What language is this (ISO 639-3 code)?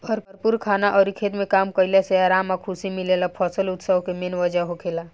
bho